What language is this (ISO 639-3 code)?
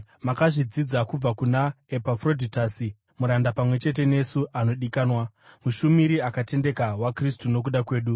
sna